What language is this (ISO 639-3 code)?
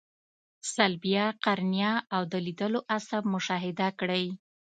pus